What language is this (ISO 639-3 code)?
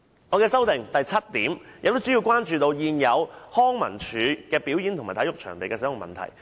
yue